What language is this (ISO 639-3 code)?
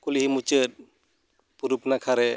sat